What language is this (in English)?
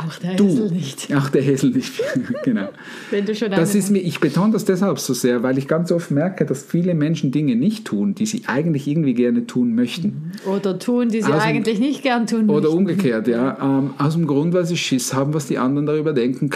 German